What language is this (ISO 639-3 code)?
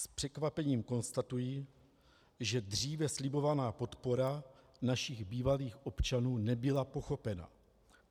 ces